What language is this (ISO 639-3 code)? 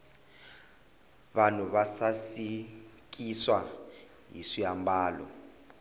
tso